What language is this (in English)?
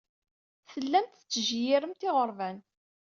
Kabyle